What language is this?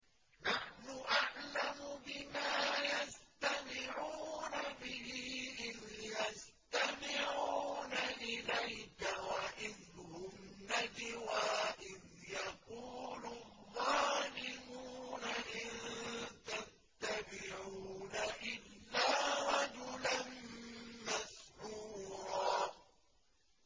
Arabic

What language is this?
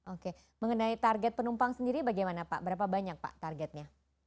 Indonesian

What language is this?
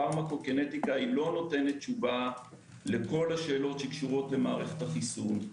Hebrew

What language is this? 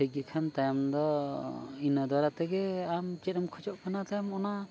Santali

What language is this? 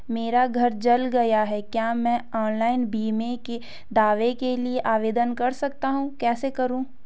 Hindi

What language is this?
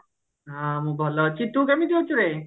Odia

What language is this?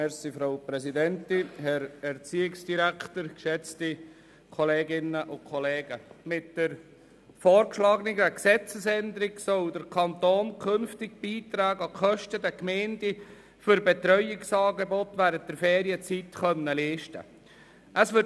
Swiss German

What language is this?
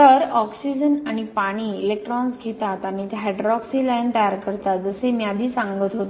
Marathi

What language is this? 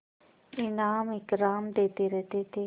Hindi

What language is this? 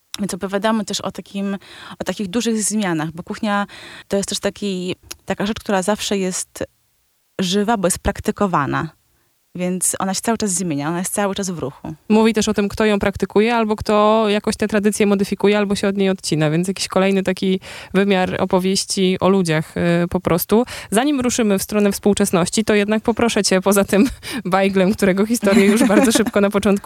Polish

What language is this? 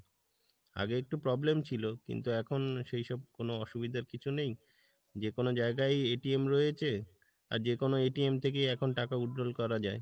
Bangla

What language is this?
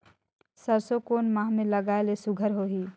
Chhattisgarhi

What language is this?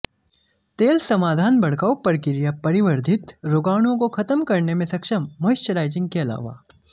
Hindi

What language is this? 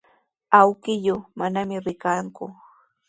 Sihuas Ancash Quechua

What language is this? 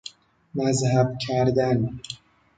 Persian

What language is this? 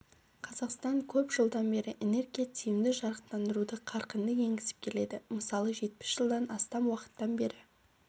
Kazakh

